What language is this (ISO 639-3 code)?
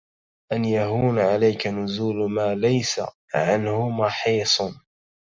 ara